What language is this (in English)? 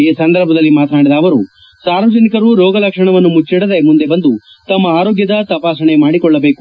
Kannada